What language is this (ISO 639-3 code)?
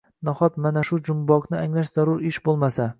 uzb